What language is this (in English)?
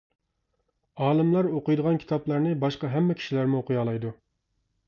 Uyghur